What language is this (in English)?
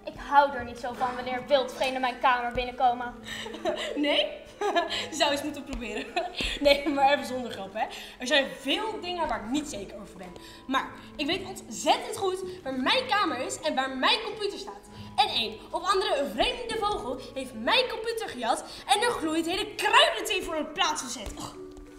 Dutch